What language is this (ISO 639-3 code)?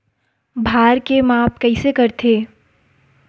hne